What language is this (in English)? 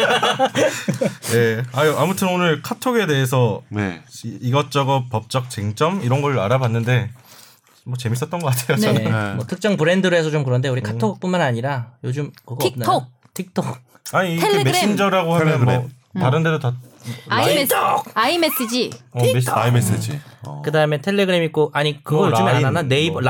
Korean